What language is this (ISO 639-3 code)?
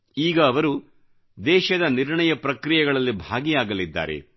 kan